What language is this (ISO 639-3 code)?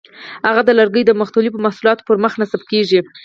pus